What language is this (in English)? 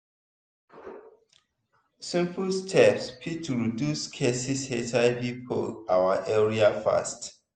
Nigerian Pidgin